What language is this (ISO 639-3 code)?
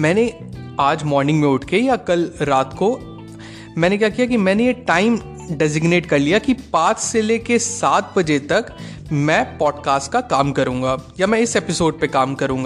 hin